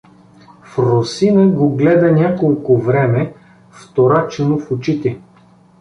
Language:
Bulgarian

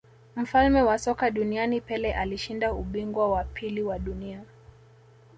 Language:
Swahili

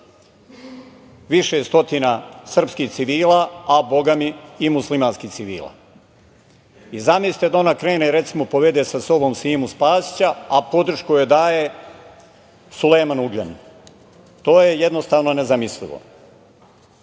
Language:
Serbian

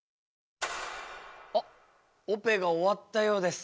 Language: Japanese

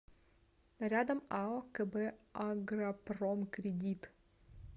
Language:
Russian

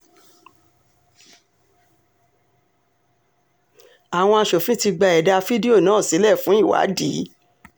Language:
Yoruba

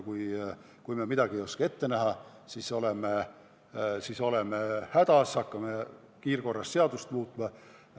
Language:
Estonian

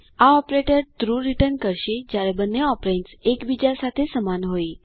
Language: Gujarati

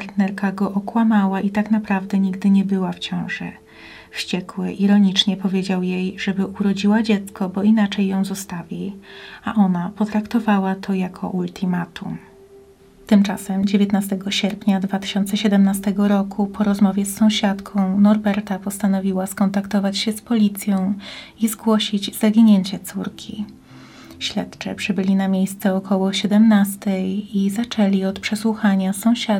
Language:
Polish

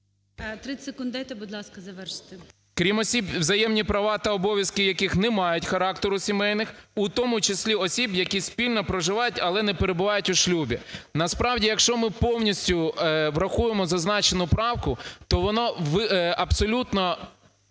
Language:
Ukrainian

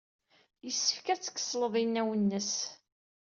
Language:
Kabyle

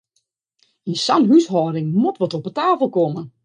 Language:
Western Frisian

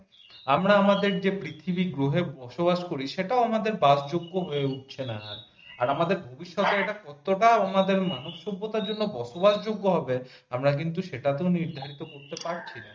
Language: Bangla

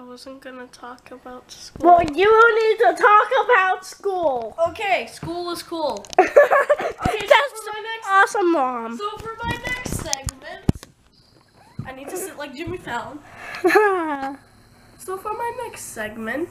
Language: English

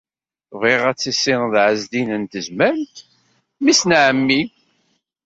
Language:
Kabyle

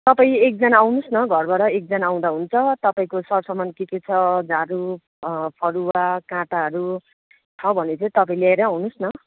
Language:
Nepali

